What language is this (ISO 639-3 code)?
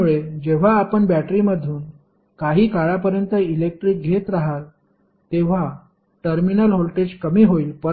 mar